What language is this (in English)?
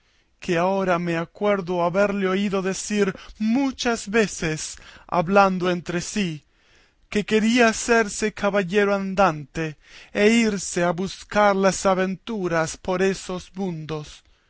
Spanish